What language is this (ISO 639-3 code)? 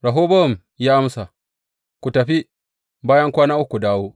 hau